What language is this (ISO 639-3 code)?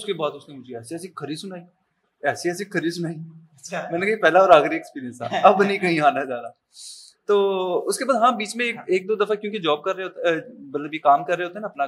urd